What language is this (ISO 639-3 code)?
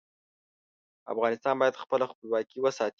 pus